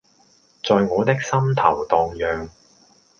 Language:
Cantonese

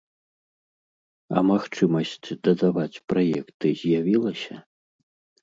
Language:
Belarusian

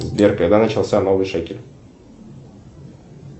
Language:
Russian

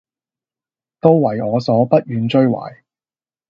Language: Cantonese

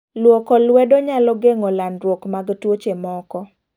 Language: Luo (Kenya and Tanzania)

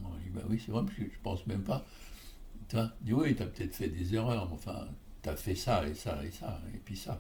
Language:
French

